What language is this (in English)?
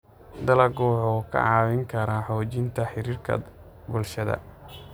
Somali